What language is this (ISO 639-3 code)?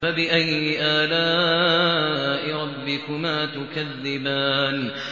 ara